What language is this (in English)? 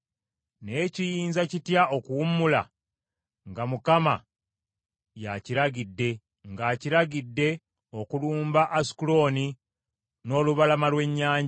Ganda